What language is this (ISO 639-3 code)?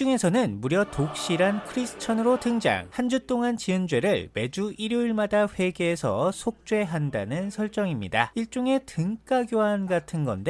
kor